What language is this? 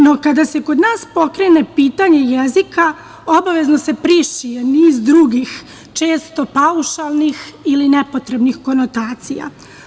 Serbian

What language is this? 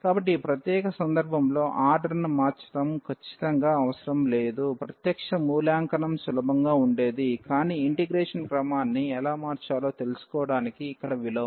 Telugu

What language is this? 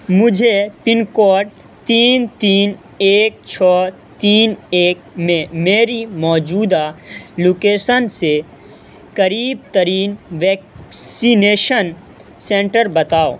Urdu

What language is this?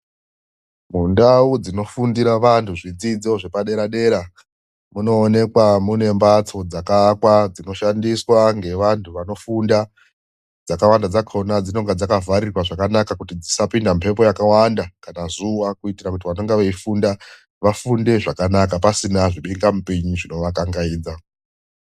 Ndau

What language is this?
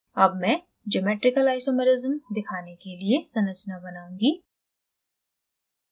Hindi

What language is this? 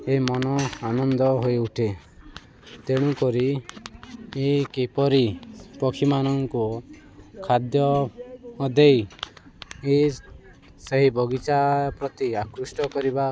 Odia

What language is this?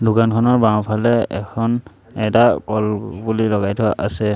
Assamese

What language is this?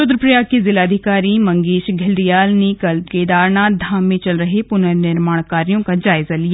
Hindi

